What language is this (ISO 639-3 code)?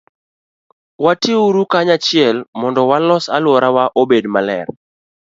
luo